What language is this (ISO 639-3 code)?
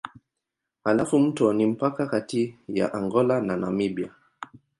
swa